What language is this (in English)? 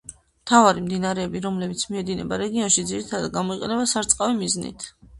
Georgian